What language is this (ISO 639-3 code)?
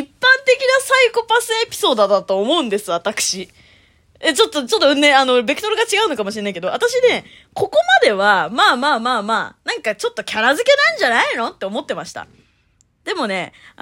jpn